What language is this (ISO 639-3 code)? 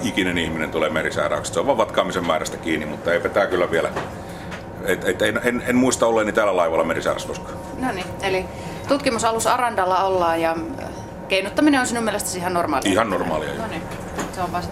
fin